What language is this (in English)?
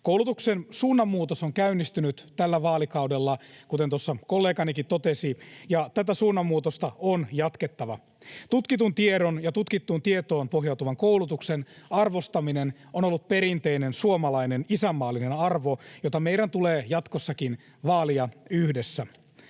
Finnish